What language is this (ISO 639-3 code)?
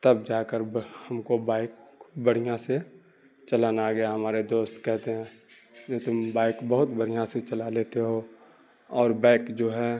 urd